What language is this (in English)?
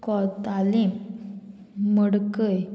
Konkani